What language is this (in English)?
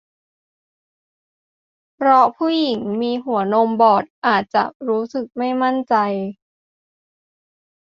Thai